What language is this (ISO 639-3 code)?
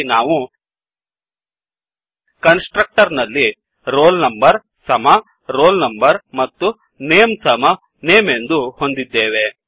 kan